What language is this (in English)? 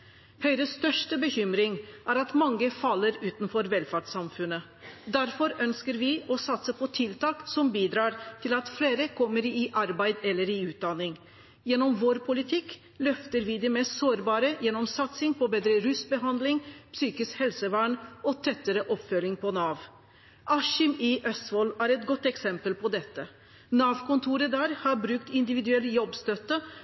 Norwegian Bokmål